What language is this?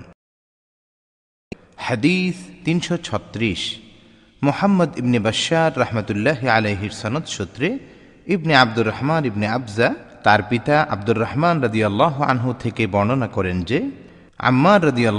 Bangla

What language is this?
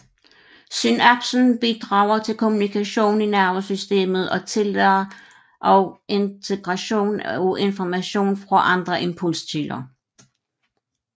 Danish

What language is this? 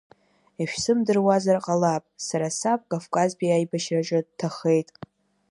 Abkhazian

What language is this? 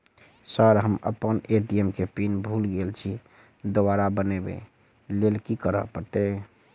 Maithili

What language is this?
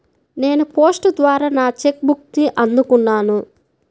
Telugu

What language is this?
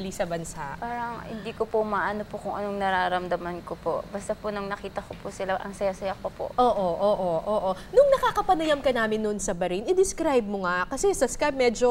Filipino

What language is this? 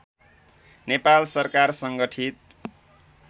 Nepali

